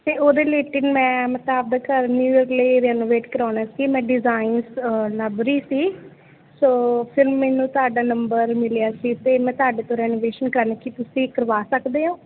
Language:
Punjabi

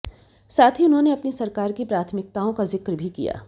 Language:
Hindi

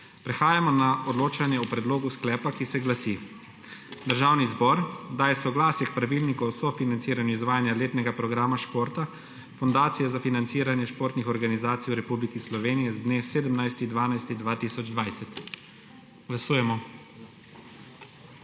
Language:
Slovenian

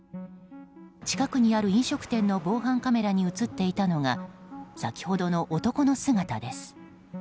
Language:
Japanese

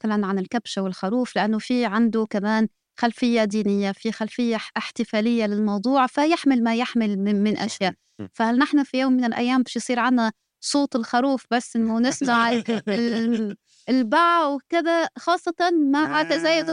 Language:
Arabic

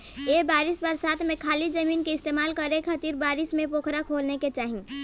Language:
Bhojpuri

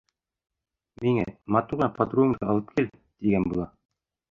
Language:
Bashkir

